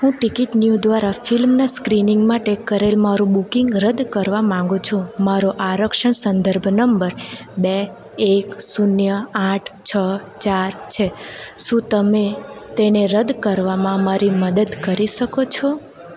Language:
Gujarati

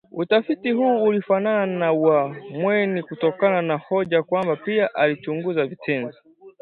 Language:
Swahili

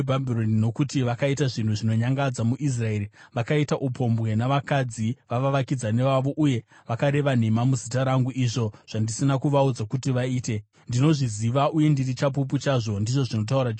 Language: Shona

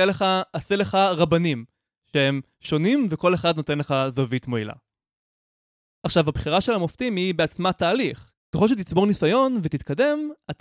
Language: Hebrew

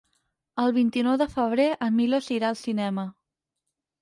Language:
Catalan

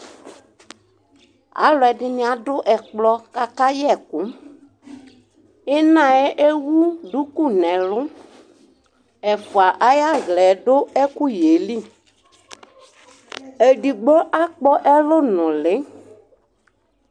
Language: Ikposo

